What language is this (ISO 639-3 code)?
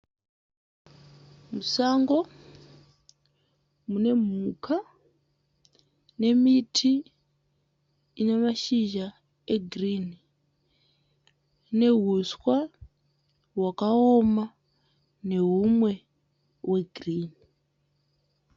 sna